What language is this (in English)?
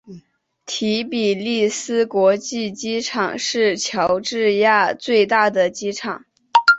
Chinese